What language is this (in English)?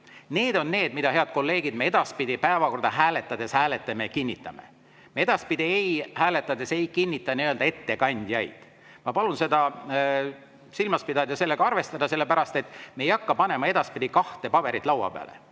Estonian